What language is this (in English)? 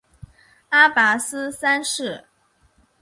Chinese